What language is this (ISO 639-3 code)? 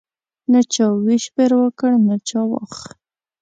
pus